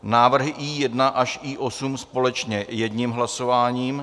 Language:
Czech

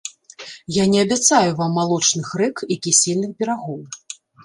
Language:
Belarusian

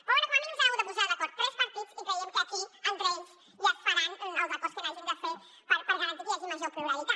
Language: Catalan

